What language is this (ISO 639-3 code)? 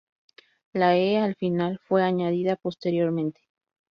spa